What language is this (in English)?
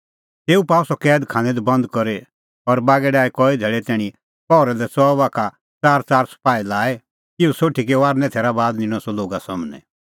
Kullu Pahari